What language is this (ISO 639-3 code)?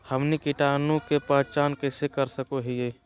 mag